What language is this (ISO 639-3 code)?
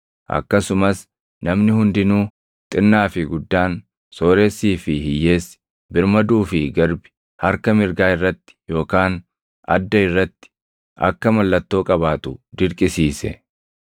orm